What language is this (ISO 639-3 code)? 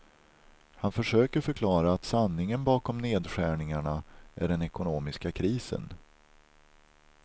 swe